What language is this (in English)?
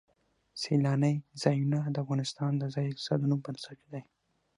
Pashto